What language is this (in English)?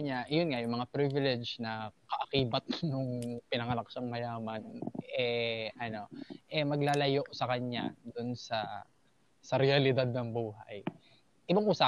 Filipino